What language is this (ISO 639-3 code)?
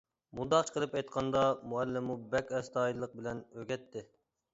uig